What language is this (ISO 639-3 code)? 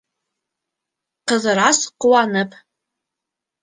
bak